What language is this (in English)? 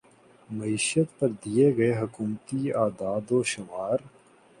Urdu